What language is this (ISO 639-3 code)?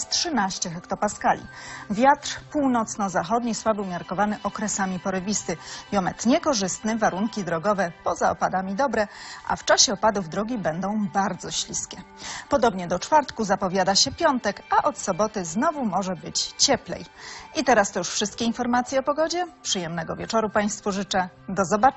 pol